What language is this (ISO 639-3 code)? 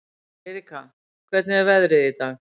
isl